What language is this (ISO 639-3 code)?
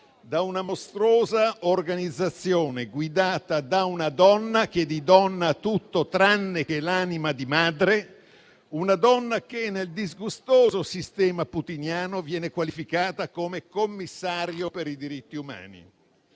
ita